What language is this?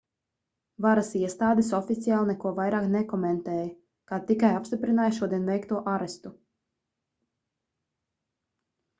Latvian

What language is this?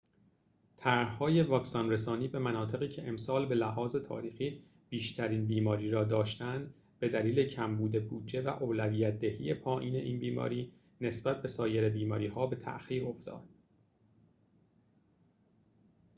Persian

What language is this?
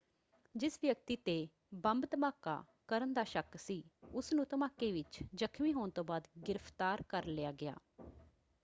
Punjabi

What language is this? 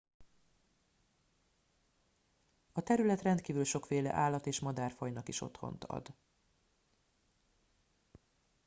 Hungarian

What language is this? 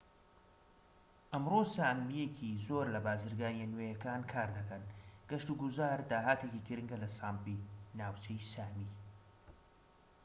Central Kurdish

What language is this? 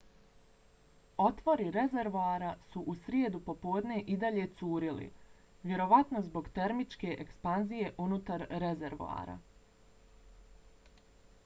Bosnian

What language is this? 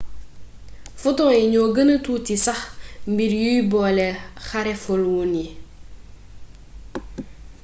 Wolof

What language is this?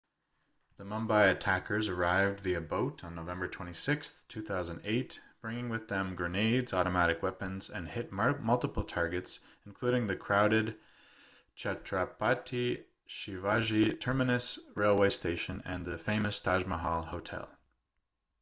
English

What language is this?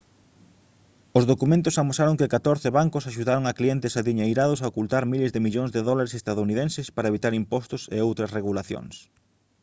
Galician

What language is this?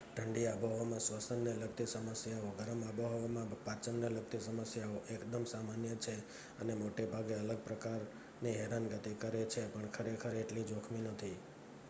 Gujarati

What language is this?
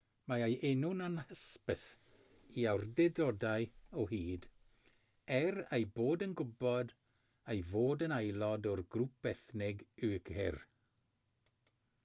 Welsh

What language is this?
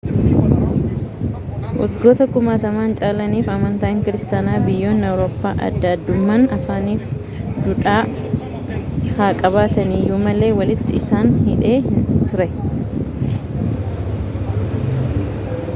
Oromo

